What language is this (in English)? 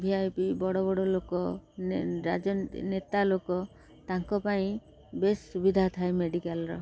Odia